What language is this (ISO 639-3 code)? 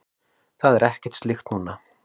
isl